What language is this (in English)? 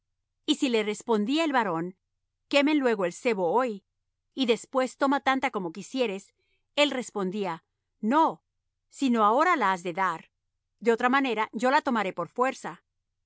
Spanish